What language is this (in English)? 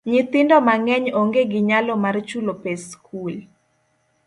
Luo (Kenya and Tanzania)